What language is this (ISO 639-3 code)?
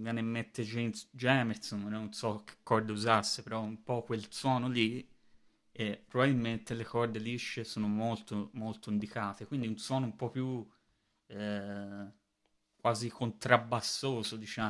ita